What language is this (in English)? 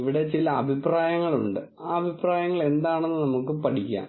Malayalam